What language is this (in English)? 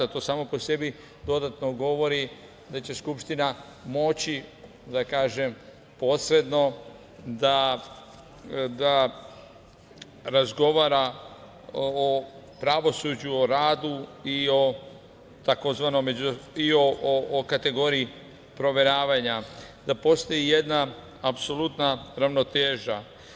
Serbian